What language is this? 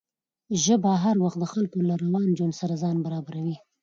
Pashto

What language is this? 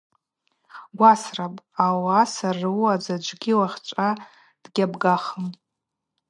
Abaza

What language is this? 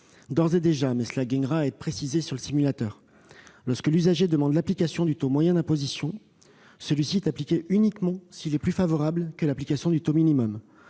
French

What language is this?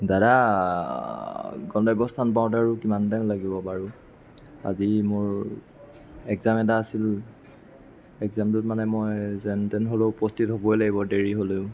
Assamese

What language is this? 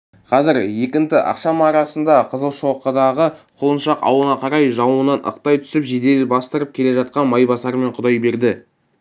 Kazakh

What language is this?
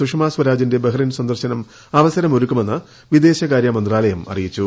Malayalam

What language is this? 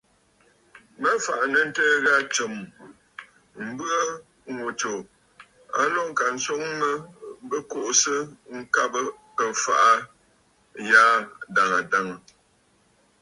Bafut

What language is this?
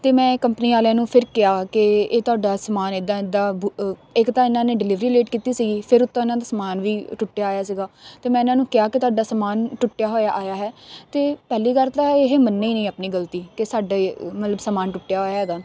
Punjabi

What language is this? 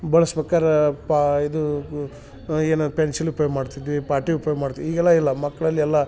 Kannada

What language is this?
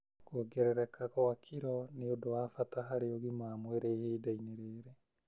Kikuyu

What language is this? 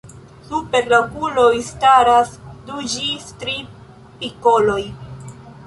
Esperanto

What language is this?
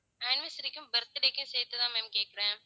Tamil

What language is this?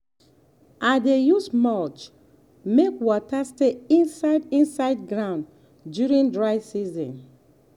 Nigerian Pidgin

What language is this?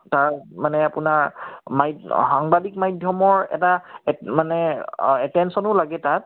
Assamese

